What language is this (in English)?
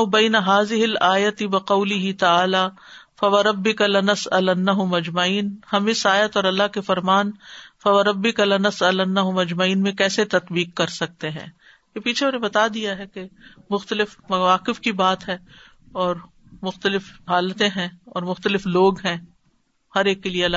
Urdu